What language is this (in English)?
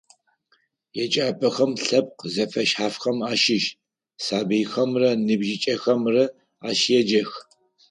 Adyghe